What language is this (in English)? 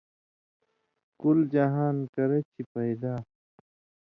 Indus Kohistani